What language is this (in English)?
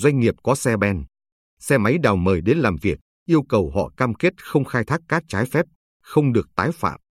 Vietnamese